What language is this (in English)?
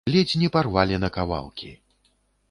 Belarusian